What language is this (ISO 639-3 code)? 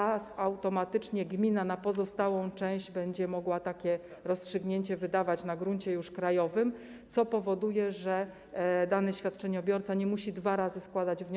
pol